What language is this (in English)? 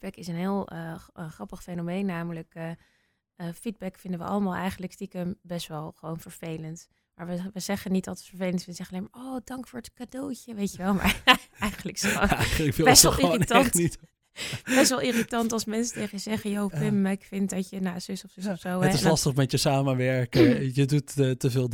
Dutch